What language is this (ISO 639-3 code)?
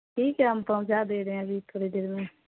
urd